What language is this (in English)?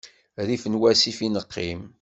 Kabyle